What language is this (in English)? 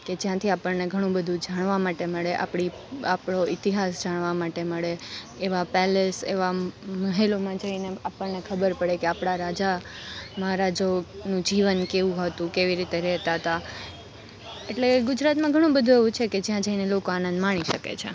Gujarati